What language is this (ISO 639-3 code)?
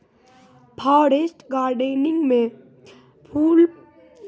mai